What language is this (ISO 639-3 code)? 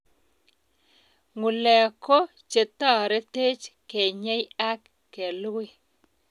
kln